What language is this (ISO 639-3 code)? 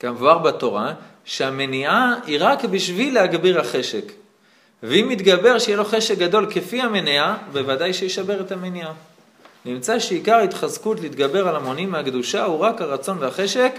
heb